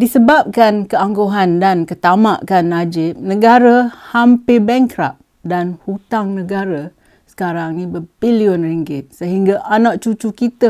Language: Malay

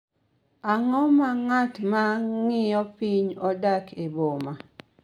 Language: Luo (Kenya and Tanzania)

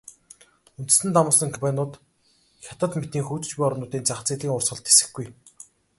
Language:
Mongolian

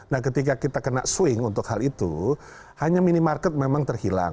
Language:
Indonesian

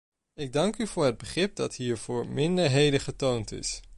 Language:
Dutch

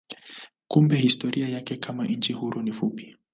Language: Swahili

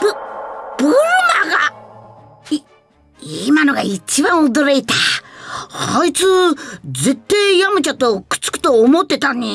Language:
Japanese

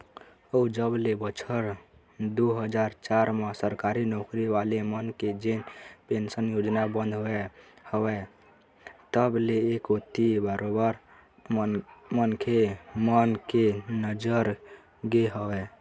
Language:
Chhattisgarhi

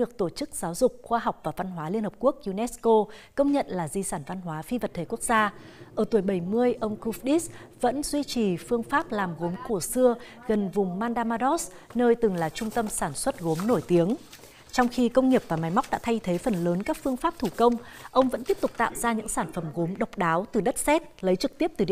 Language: Vietnamese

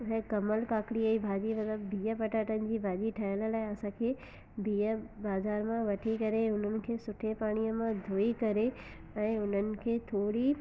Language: Sindhi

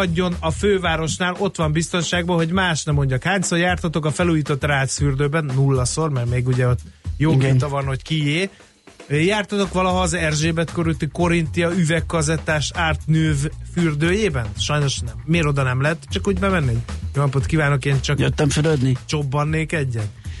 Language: Hungarian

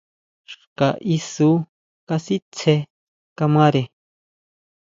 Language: Huautla Mazatec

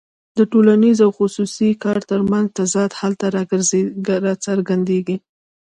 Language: Pashto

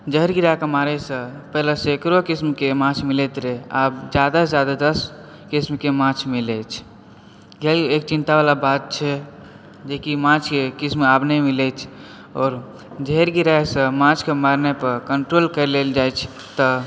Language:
Maithili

